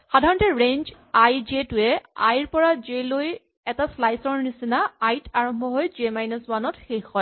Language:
Assamese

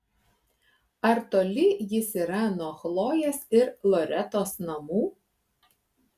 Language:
Lithuanian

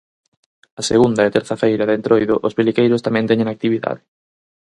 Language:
Galician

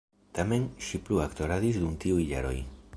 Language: Esperanto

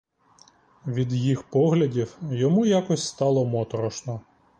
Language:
Ukrainian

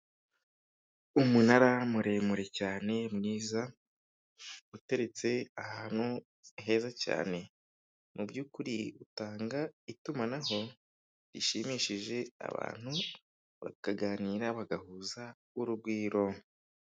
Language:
Kinyarwanda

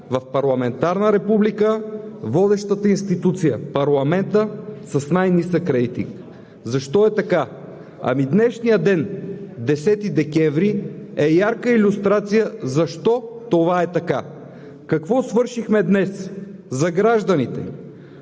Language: Bulgarian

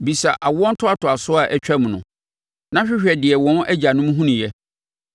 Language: Akan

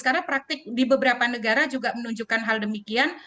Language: Indonesian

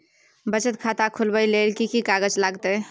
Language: Maithili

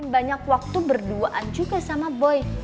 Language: Indonesian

